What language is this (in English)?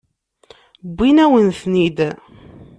Kabyle